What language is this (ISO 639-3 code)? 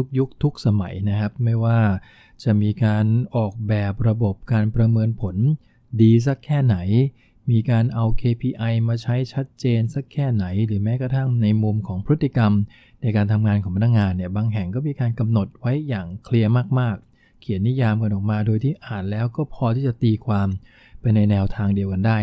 tha